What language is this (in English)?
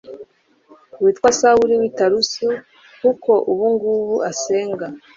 Kinyarwanda